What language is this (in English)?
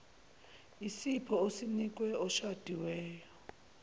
Zulu